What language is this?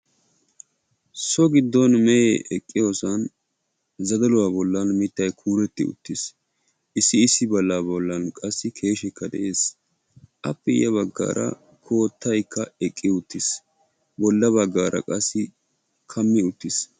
Wolaytta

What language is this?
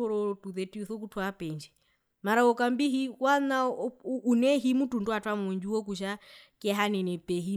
Herero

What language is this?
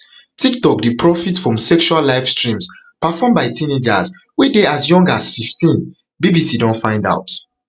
Nigerian Pidgin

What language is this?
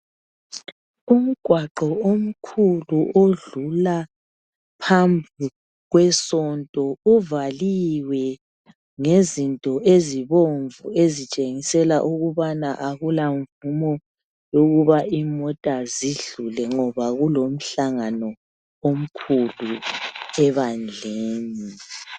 North Ndebele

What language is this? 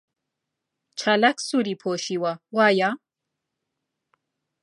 Central Kurdish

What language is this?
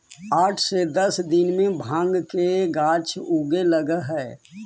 Magahi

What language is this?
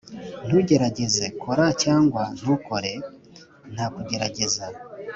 Kinyarwanda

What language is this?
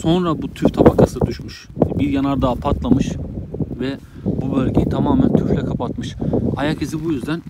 Turkish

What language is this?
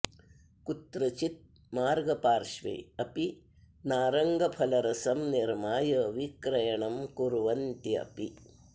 Sanskrit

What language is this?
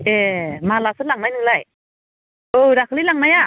Bodo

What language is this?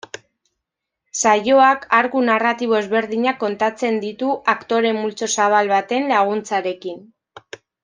Basque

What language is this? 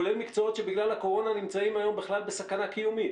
Hebrew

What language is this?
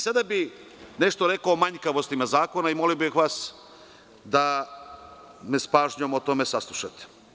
Serbian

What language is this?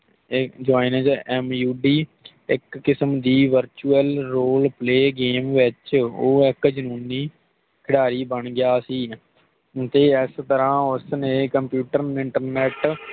Punjabi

